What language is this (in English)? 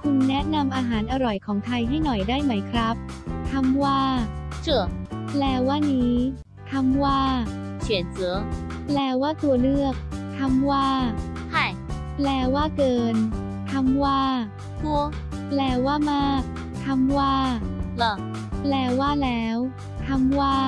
Thai